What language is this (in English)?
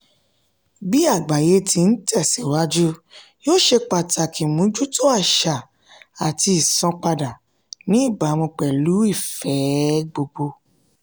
Yoruba